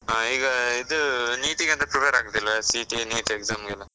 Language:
Kannada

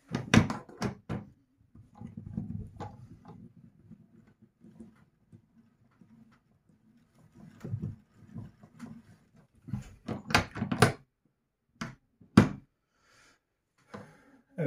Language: Turkish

